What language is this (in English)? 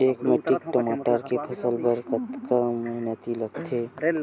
Chhattisgarhi